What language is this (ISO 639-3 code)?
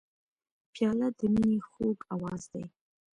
pus